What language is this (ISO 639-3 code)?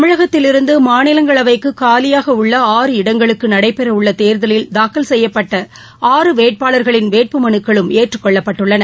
tam